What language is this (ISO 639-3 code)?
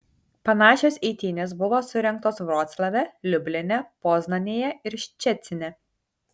lit